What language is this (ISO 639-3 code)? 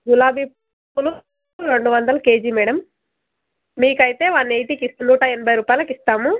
tel